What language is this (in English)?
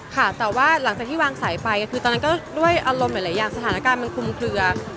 Thai